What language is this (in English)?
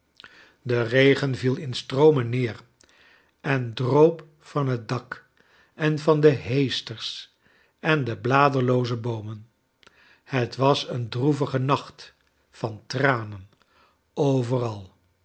Dutch